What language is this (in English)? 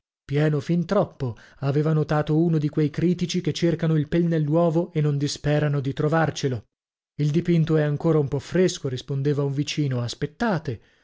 Italian